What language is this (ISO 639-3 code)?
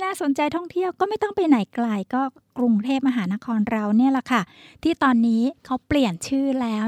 tha